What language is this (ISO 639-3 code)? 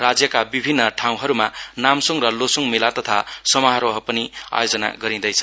nep